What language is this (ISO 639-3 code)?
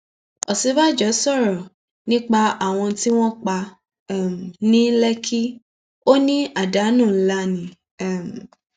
yor